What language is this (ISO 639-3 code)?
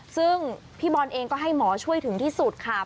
tha